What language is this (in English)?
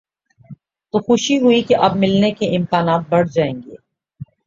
Urdu